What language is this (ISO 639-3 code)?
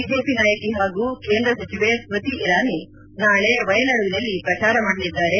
kan